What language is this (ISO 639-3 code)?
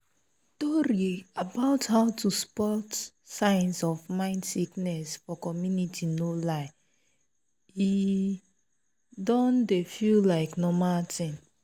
pcm